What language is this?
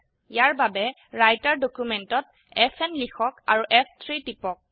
Assamese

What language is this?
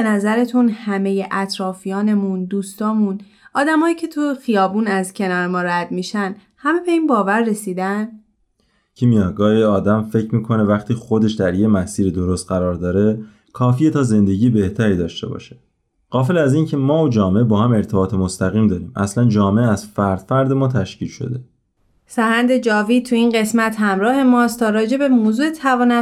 Persian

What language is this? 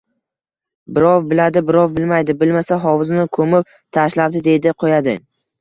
Uzbek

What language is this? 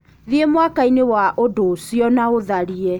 Kikuyu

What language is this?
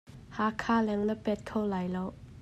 Hakha Chin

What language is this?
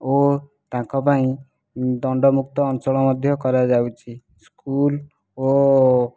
Odia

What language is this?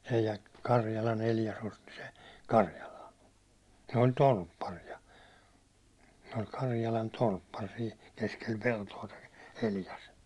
Finnish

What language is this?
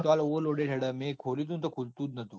Gujarati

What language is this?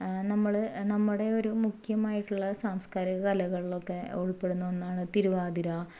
Malayalam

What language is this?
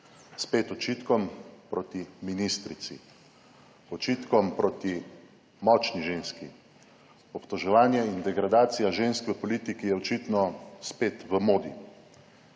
Slovenian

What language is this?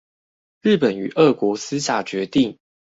Chinese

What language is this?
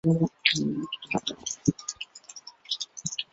Chinese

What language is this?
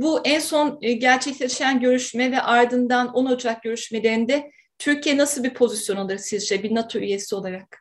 Turkish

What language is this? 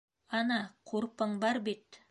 Bashkir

